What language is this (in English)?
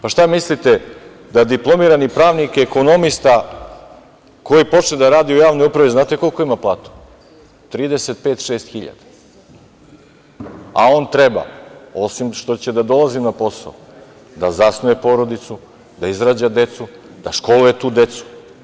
Serbian